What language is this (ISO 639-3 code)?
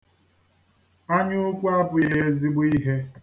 ibo